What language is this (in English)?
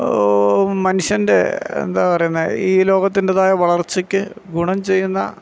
Malayalam